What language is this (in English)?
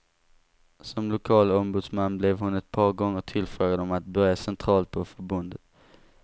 Swedish